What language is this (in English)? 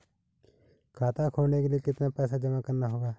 Hindi